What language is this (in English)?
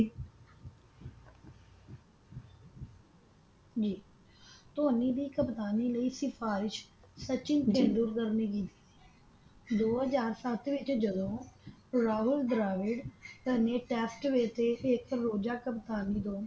Punjabi